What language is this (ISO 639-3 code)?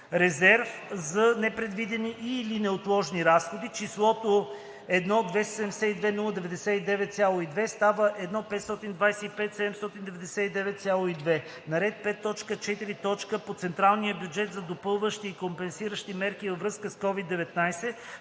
bul